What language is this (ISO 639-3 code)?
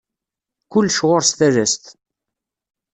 kab